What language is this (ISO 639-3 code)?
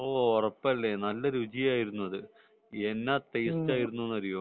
mal